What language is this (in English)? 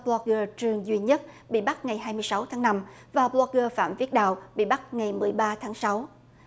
Vietnamese